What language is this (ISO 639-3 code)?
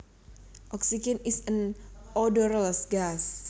jav